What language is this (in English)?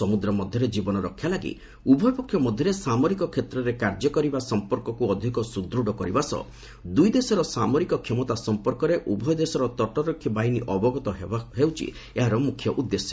Odia